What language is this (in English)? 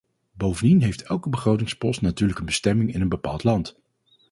Dutch